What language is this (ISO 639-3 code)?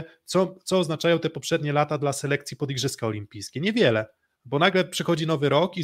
pol